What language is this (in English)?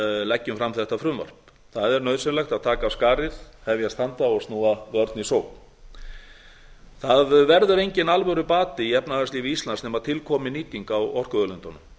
Icelandic